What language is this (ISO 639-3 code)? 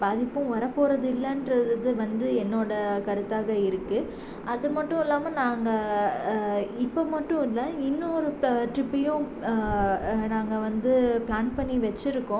tam